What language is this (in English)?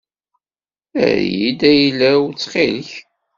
Kabyle